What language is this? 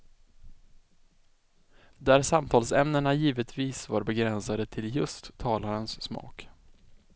Swedish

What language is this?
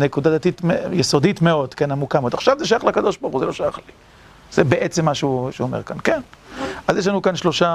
Hebrew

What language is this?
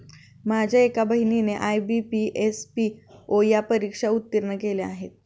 Marathi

